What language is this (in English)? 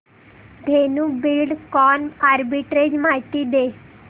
Marathi